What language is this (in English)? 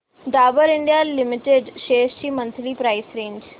Marathi